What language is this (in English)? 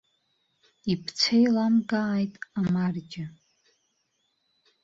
Abkhazian